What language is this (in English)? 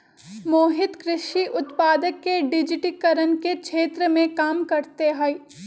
Magahi